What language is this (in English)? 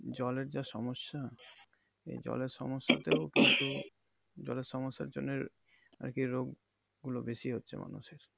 Bangla